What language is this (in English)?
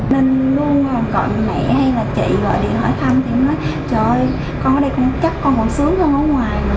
Vietnamese